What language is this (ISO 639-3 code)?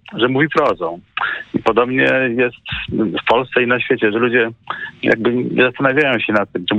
pol